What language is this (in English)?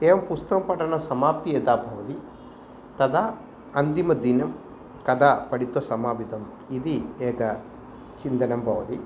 Sanskrit